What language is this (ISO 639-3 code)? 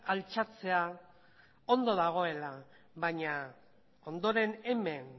eus